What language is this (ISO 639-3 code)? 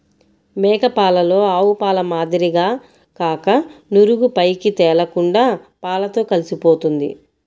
tel